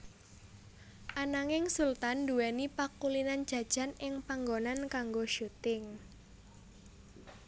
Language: Javanese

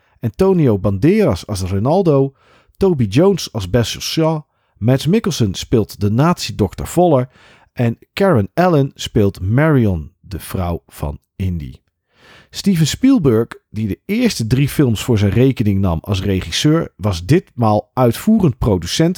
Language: Dutch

